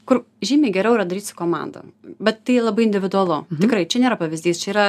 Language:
Lithuanian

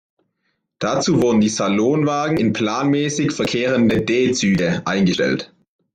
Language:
German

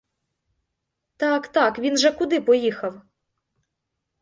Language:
Ukrainian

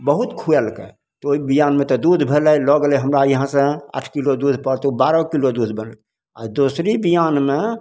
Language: Maithili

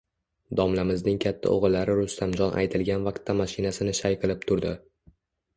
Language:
Uzbek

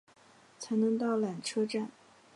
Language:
Chinese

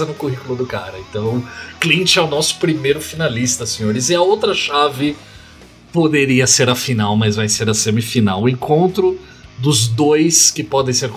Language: Portuguese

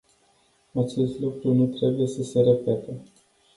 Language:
Romanian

